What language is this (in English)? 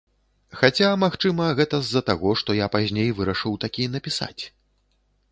Belarusian